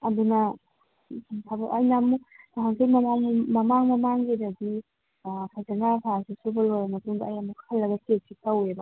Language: Manipuri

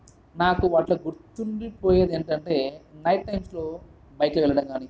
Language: Telugu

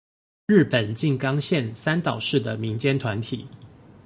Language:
Chinese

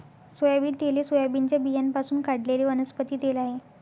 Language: Marathi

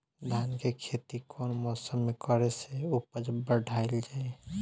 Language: Bhojpuri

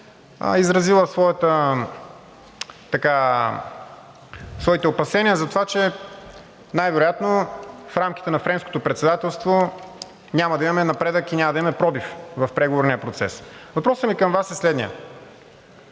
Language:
Bulgarian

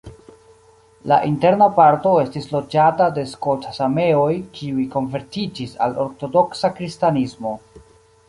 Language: Esperanto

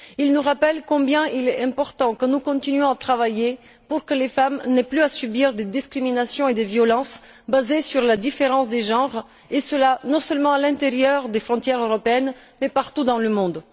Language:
French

